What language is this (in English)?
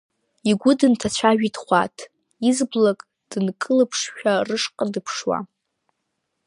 Abkhazian